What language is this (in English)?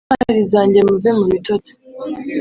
Kinyarwanda